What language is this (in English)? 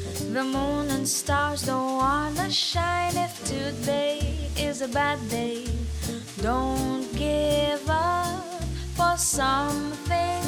Greek